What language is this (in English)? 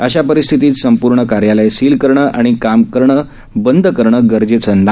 Marathi